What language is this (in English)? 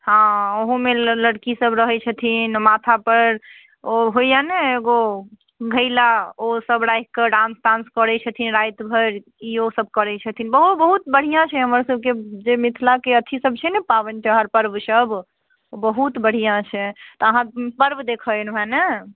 Maithili